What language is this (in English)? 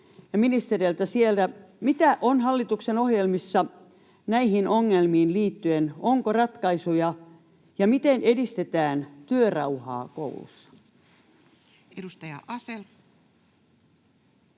Finnish